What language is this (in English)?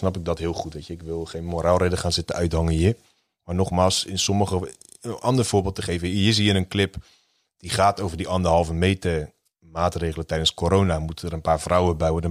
Dutch